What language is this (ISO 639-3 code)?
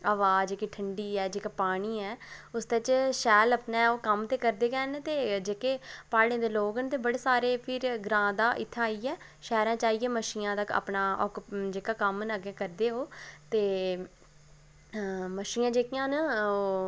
doi